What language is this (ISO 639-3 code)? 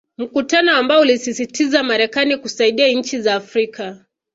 swa